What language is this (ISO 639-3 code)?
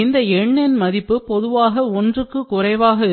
tam